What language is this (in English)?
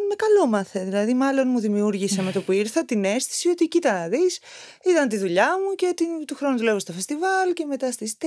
Greek